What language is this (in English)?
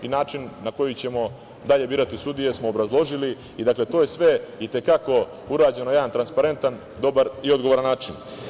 Serbian